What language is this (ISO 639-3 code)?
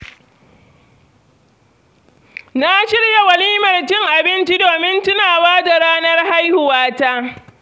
hau